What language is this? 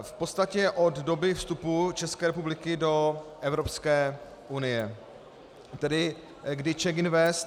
Czech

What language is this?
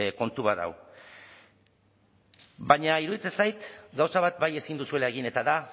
Basque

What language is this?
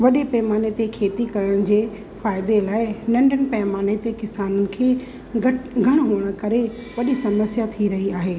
Sindhi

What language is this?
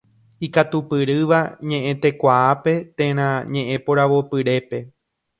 Guarani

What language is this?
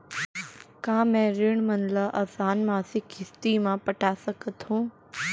Chhattisgarhi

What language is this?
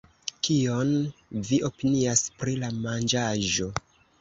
Esperanto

